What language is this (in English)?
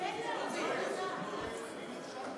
Hebrew